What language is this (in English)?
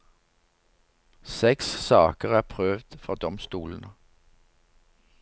Norwegian